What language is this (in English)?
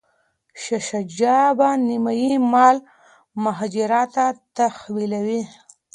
Pashto